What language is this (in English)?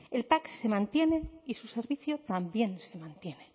Spanish